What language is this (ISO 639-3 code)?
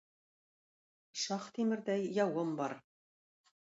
tat